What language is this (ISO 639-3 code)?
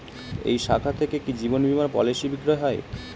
ben